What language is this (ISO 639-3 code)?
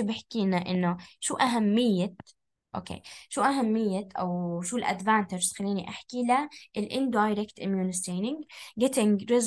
ara